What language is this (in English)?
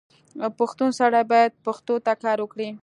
Pashto